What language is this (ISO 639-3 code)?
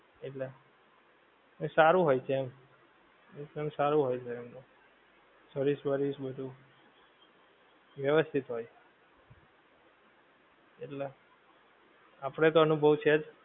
guj